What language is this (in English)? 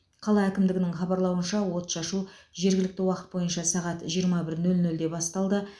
Kazakh